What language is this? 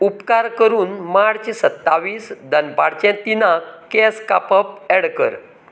Konkani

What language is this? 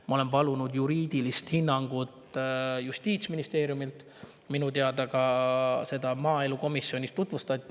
Estonian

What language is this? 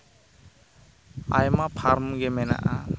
Santali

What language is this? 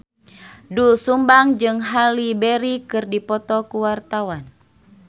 Sundanese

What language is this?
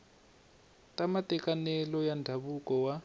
Tsonga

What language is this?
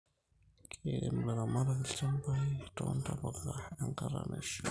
Masai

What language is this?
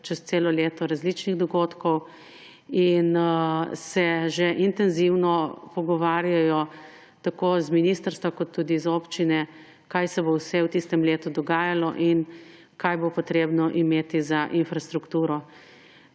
Slovenian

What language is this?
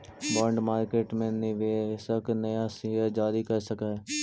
Magahi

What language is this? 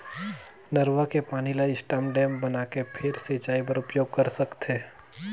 Chhattisgarhi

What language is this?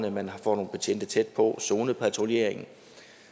Danish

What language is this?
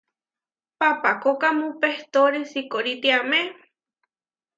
Huarijio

